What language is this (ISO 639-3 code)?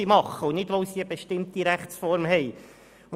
gsw